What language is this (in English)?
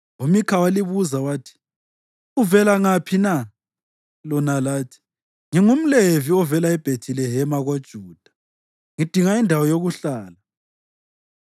North Ndebele